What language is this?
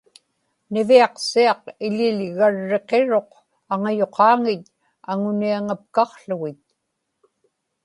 Inupiaq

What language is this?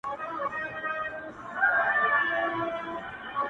Pashto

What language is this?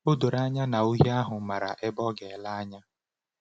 Igbo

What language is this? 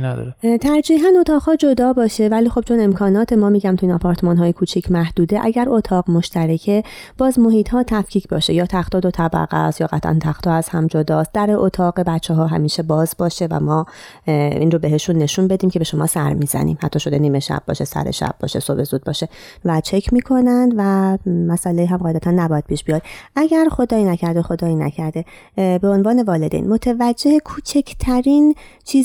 Persian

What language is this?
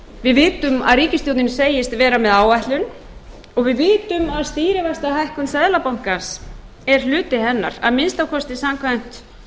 Icelandic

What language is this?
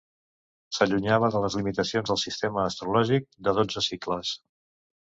Catalan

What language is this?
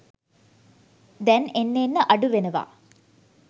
Sinhala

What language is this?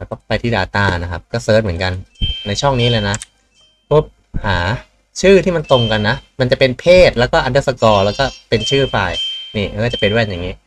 Thai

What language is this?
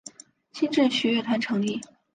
Chinese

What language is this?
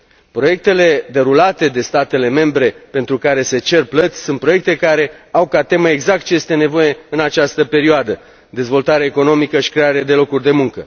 Romanian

